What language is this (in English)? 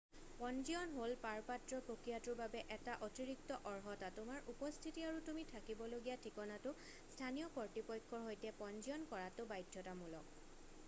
Assamese